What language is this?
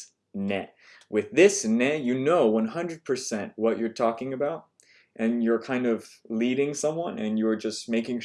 English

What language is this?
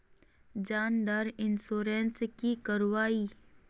Magahi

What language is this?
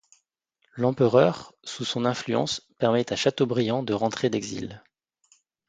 French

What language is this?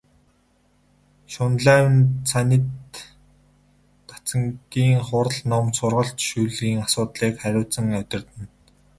Mongolian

